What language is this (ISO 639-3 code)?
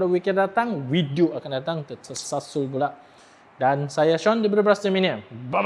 msa